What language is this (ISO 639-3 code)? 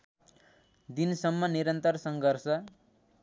nep